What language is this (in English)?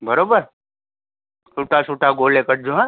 Sindhi